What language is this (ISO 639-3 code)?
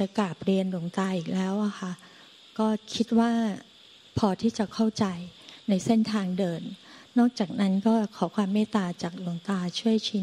tha